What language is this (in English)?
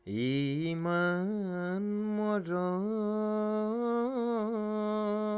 Assamese